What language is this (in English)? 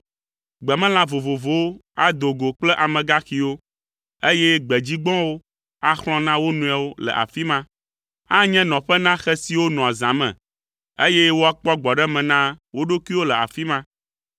Ewe